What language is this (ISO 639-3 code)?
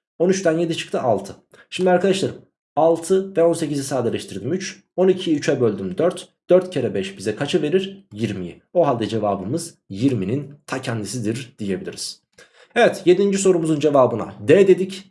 tur